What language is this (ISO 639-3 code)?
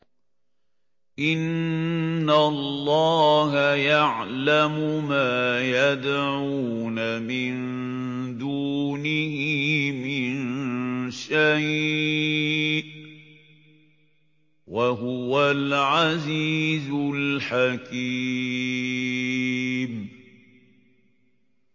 ara